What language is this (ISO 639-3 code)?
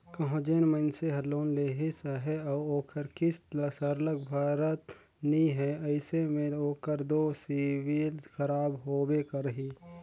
hne